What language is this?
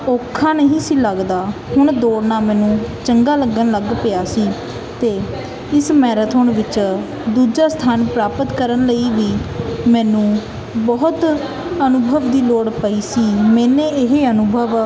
Punjabi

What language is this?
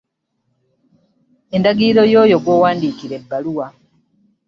Ganda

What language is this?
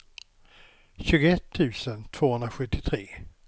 Swedish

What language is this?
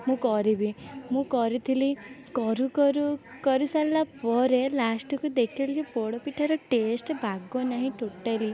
Odia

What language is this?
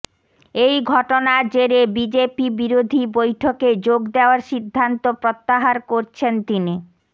Bangla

